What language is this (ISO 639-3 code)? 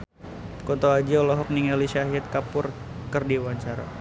sun